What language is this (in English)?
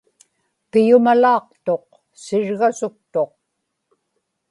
Inupiaq